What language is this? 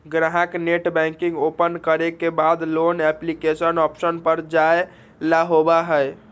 Magahi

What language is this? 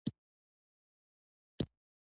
Pashto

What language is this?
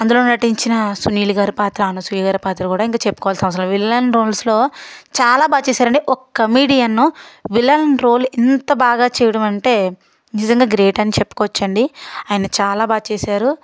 Telugu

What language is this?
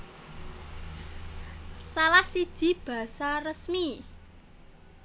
Javanese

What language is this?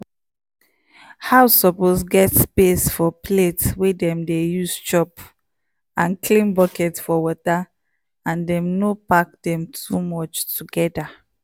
Nigerian Pidgin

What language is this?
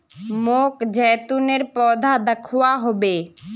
Magahi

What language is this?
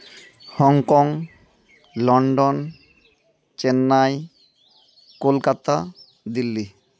Santali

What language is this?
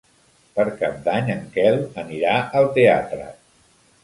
Catalan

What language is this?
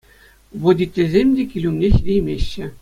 Chuvash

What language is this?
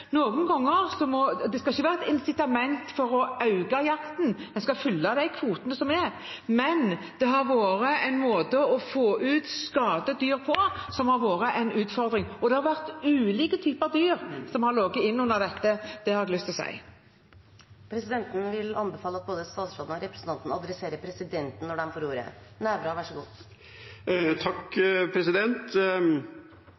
Norwegian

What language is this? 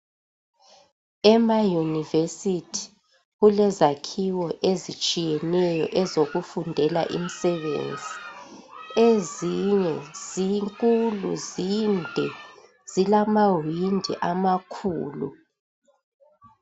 North Ndebele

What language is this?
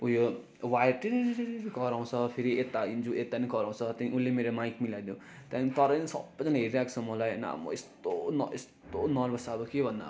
Nepali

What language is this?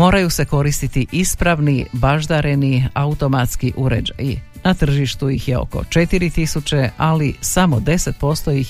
Croatian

